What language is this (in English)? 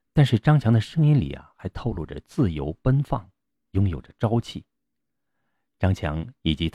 Chinese